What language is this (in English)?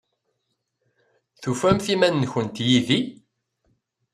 Kabyle